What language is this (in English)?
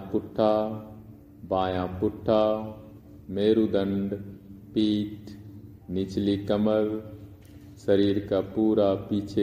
Hindi